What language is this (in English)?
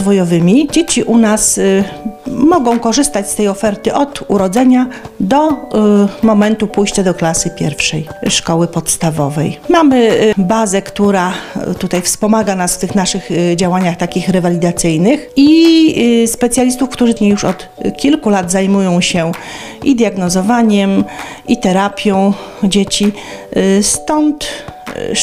Polish